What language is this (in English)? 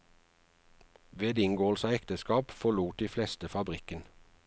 Norwegian